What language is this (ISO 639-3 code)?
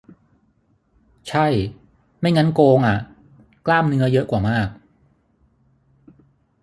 tha